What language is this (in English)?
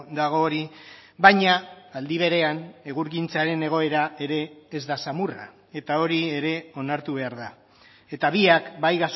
Basque